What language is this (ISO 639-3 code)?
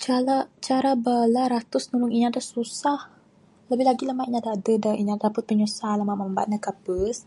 sdo